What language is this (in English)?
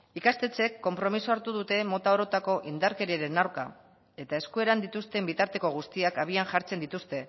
Basque